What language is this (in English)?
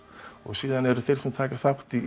Icelandic